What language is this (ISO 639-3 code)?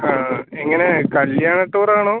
mal